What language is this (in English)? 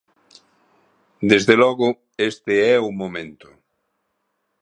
Galician